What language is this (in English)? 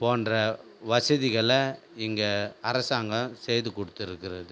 Tamil